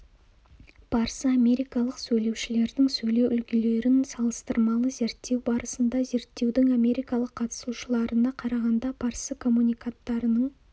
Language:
Kazakh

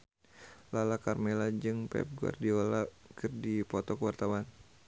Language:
Sundanese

